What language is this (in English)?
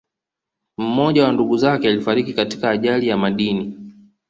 Swahili